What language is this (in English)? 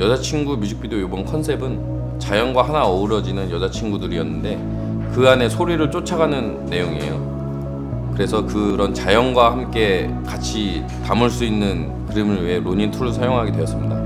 Korean